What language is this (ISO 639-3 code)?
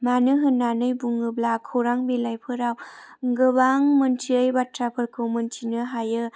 brx